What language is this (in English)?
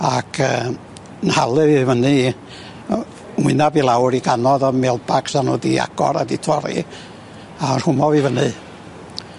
Welsh